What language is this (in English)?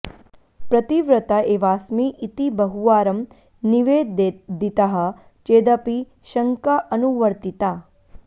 Sanskrit